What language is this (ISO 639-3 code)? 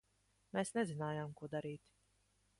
lav